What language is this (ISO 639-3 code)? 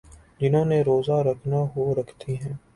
urd